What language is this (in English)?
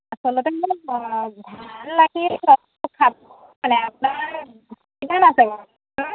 Assamese